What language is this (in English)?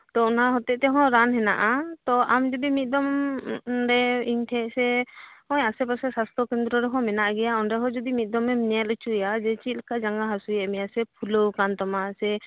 Santali